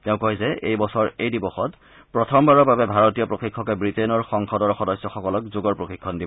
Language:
Assamese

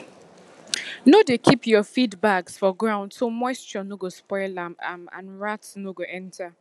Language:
Nigerian Pidgin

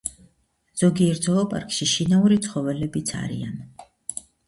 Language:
Georgian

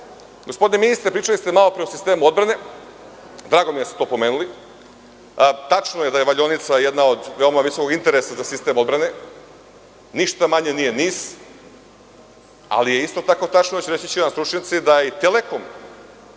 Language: Serbian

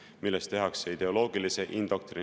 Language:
Estonian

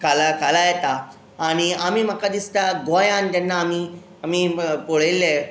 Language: Konkani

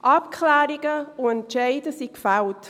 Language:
Swiss German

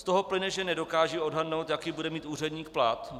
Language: Czech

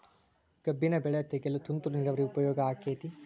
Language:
Kannada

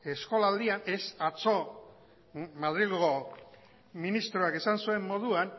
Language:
Basque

